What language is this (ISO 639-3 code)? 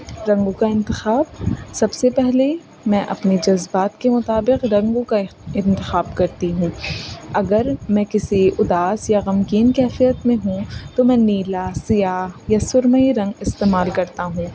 urd